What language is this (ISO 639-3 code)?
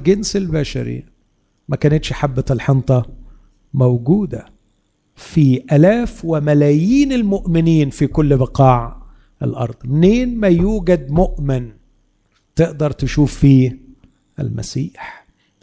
ara